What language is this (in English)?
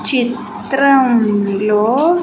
Telugu